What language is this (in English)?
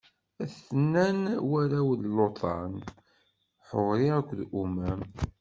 Kabyle